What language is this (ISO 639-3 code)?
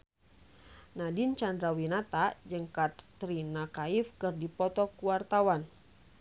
sun